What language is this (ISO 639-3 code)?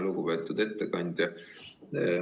est